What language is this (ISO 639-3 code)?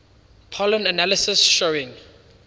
eng